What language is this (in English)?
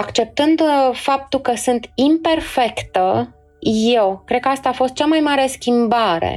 Romanian